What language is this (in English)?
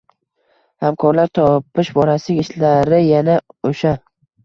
Uzbek